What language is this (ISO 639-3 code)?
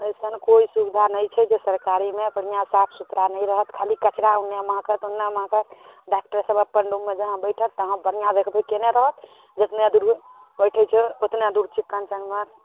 mai